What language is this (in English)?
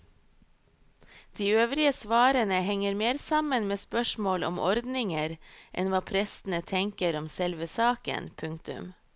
Norwegian